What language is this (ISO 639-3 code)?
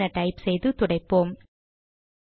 tam